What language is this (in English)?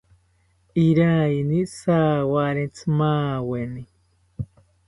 South Ucayali Ashéninka